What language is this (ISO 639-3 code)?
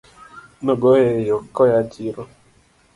luo